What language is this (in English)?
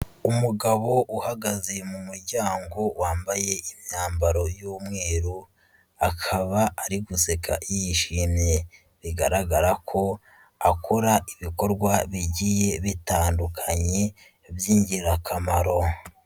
Kinyarwanda